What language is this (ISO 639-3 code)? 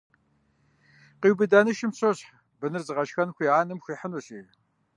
kbd